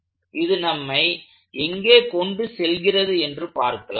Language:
Tamil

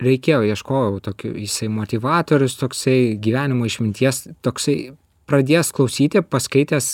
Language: Lithuanian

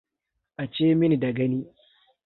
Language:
Hausa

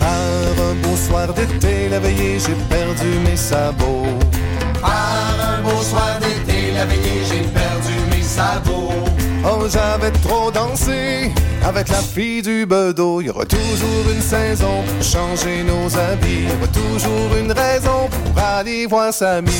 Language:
French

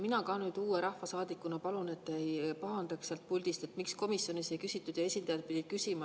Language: Estonian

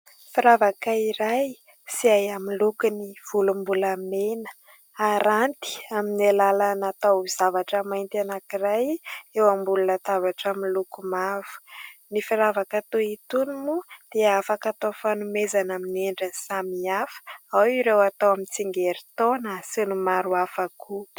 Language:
Malagasy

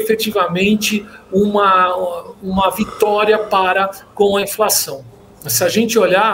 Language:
Portuguese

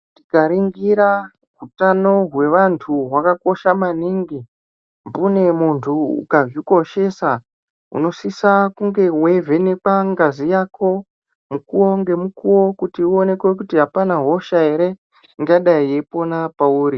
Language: Ndau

